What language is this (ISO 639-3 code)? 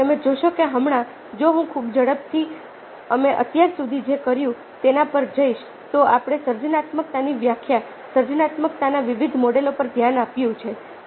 guj